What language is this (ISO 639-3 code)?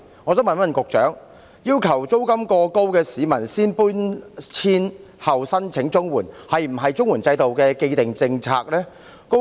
yue